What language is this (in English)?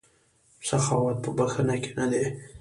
Pashto